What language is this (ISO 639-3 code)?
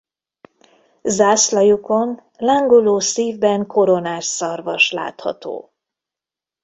hun